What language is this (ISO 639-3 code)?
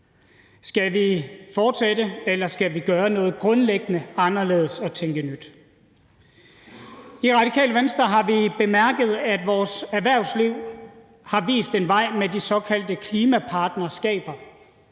dan